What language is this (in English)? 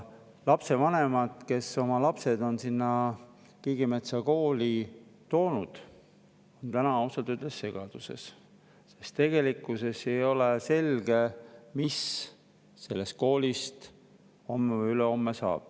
Estonian